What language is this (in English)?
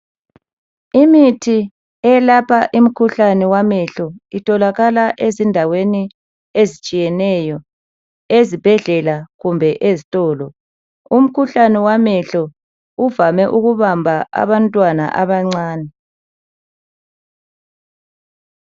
North Ndebele